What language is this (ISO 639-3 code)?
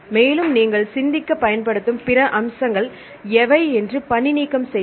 tam